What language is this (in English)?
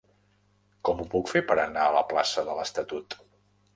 Catalan